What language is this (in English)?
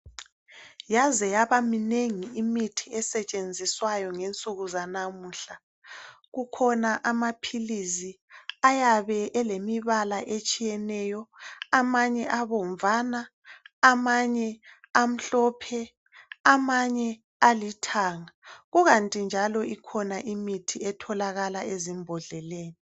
North Ndebele